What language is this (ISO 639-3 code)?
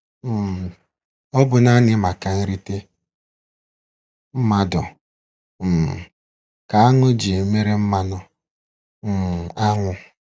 ibo